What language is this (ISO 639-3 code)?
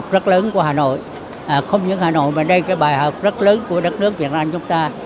vie